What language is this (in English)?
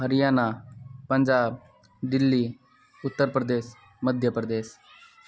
Maithili